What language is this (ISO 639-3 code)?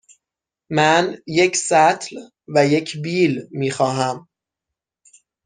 fas